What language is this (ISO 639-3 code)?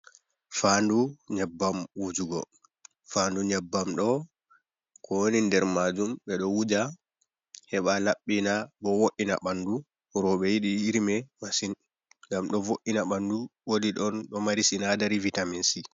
ful